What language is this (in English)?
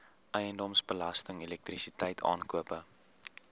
Afrikaans